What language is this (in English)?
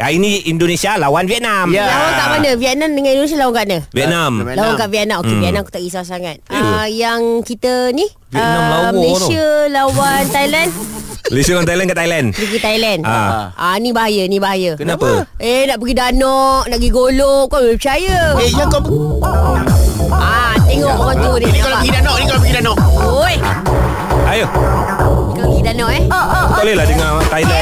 Malay